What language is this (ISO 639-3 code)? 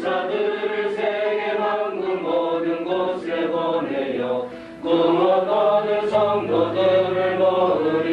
kor